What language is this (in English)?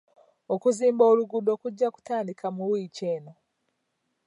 Ganda